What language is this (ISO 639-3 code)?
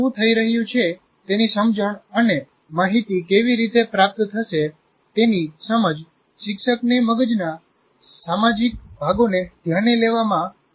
guj